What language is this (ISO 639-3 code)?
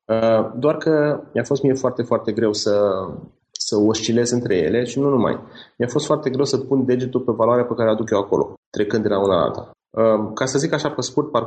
ron